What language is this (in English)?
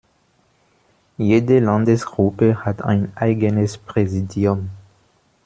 German